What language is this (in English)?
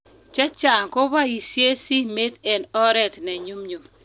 Kalenjin